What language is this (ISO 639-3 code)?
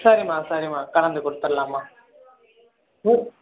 tam